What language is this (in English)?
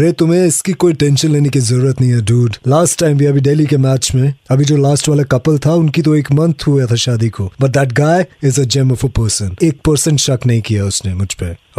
Hindi